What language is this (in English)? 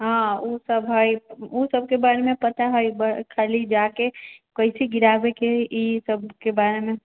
Maithili